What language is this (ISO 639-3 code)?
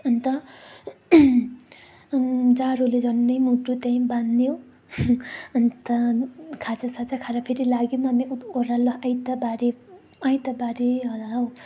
nep